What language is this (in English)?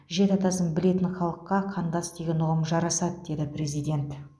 Kazakh